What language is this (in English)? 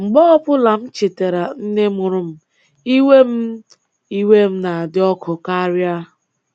Igbo